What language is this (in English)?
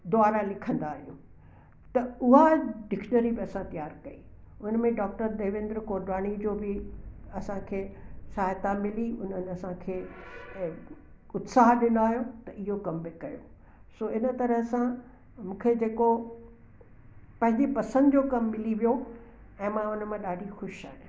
Sindhi